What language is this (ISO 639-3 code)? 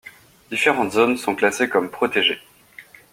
fra